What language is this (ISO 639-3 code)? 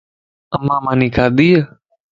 lss